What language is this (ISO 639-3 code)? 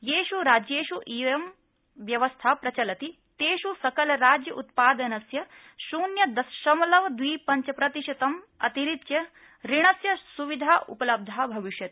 san